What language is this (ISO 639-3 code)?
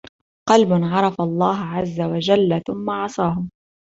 ara